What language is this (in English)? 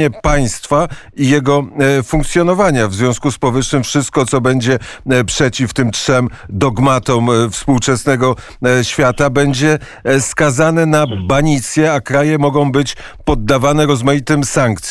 Polish